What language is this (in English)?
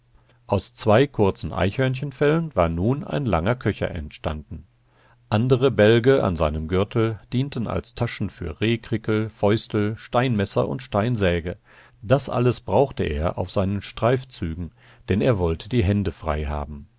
German